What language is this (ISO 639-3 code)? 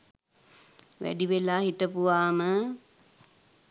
sin